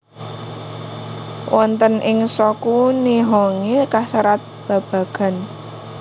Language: Javanese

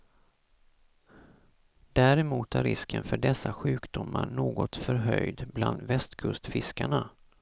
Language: Swedish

